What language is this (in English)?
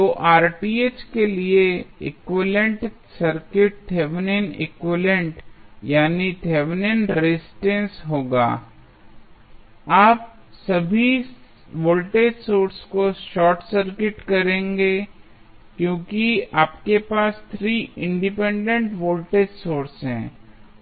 Hindi